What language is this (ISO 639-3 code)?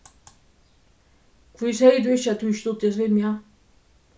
fao